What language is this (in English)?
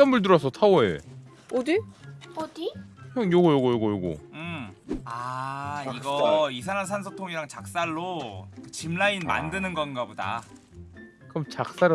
Korean